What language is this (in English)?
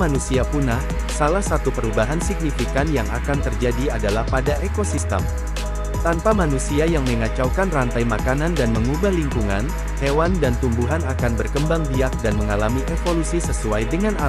Indonesian